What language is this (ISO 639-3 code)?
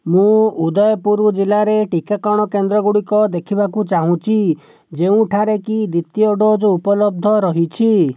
ori